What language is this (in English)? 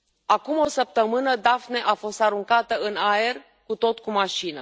Romanian